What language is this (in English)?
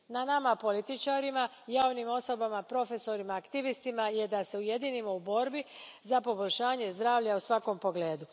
Croatian